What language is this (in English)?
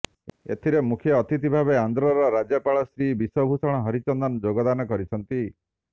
Odia